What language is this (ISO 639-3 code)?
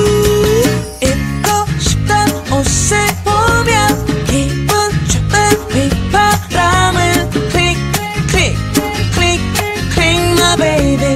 kor